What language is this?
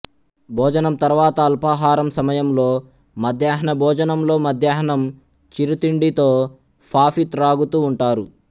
Telugu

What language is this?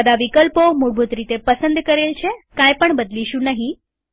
Gujarati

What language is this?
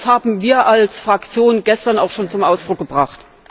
German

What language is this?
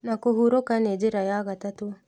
Kikuyu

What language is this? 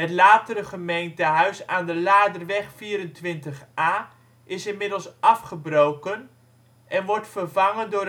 Dutch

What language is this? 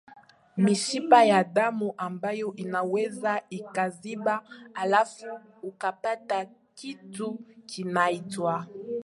Swahili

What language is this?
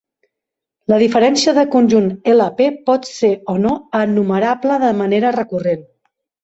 Catalan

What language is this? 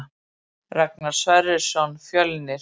Icelandic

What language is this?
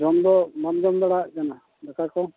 Santali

